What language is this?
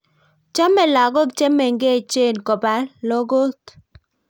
Kalenjin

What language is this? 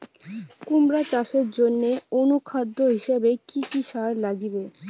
Bangla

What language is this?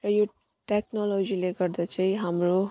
Nepali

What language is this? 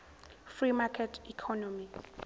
Zulu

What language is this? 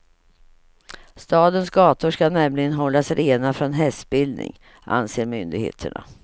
Swedish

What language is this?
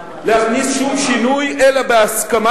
Hebrew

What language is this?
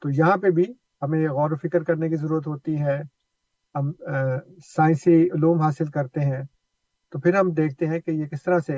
Urdu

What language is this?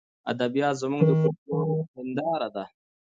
Pashto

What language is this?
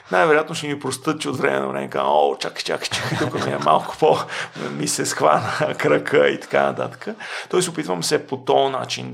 Bulgarian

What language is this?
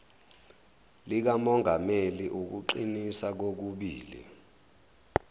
Zulu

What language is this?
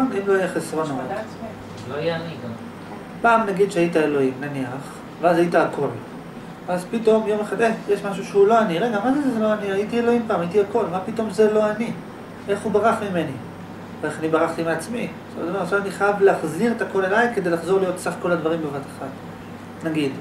Hebrew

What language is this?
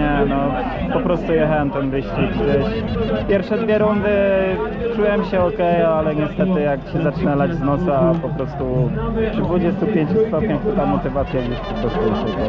Polish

